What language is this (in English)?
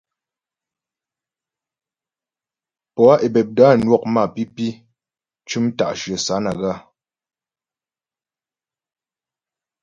Ghomala